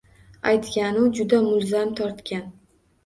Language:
Uzbek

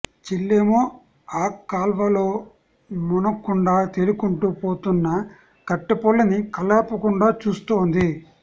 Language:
Telugu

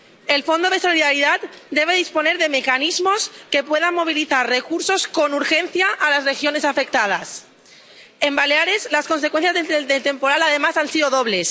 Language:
Spanish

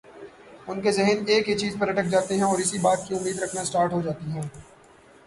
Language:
Urdu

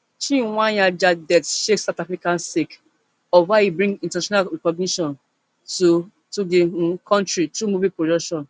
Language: Nigerian Pidgin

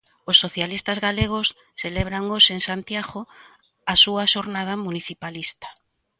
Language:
Galician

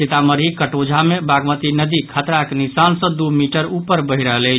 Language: Maithili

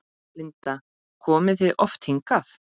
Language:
Icelandic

